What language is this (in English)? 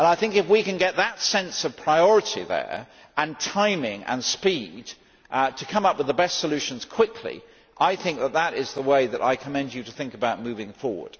English